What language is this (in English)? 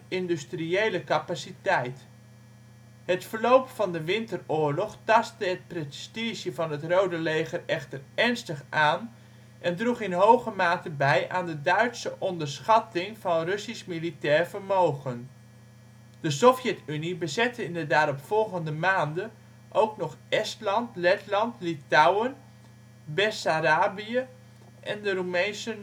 Dutch